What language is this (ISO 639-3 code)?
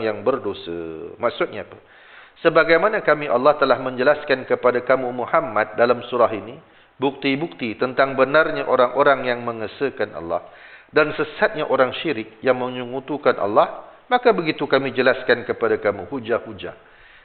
msa